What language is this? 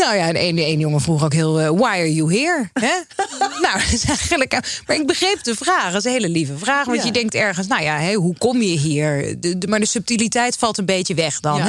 Dutch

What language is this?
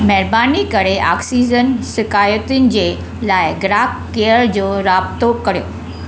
Sindhi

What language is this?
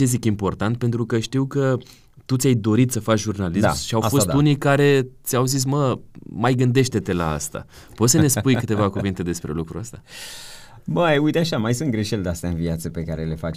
Romanian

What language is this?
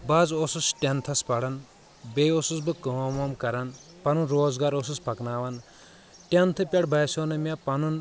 Kashmiri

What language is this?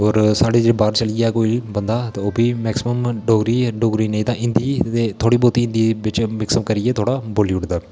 Dogri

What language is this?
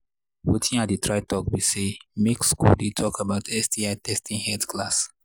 Nigerian Pidgin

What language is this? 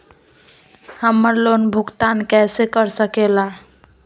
Magahi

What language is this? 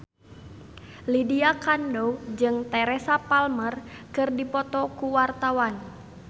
Sundanese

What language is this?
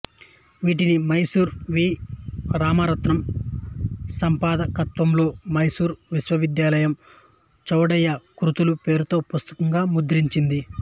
Telugu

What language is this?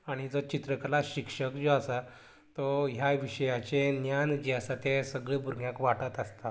Konkani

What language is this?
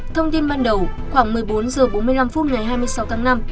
Vietnamese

